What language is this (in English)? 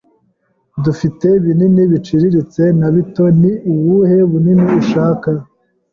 Kinyarwanda